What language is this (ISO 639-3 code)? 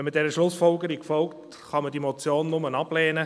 gsw